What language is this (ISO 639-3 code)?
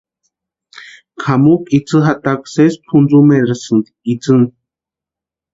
pua